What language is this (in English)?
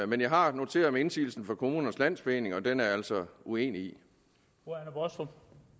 Danish